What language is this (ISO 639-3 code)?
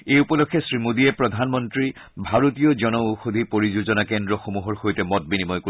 asm